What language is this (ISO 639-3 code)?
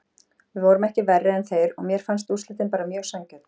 isl